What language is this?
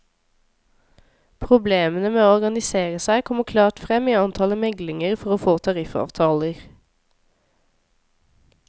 Norwegian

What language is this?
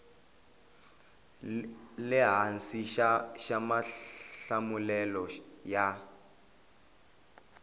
Tsonga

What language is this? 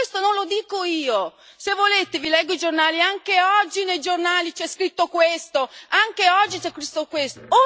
Italian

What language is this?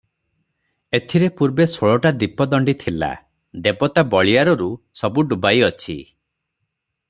Odia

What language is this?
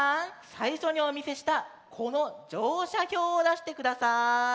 Japanese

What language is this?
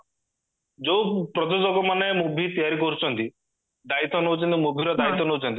Odia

